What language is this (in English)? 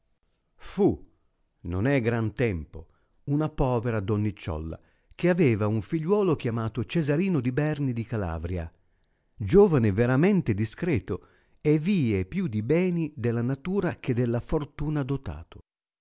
Italian